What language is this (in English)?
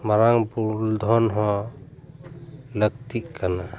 Santali